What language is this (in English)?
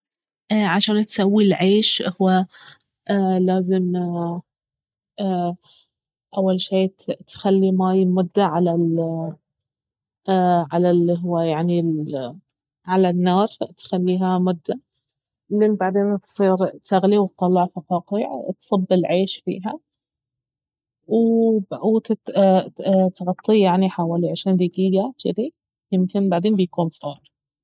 Baharna Arabic